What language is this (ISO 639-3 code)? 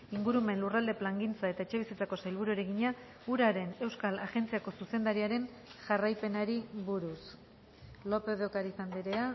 eus